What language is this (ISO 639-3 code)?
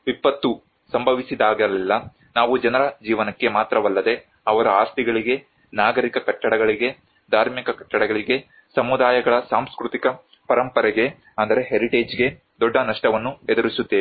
kan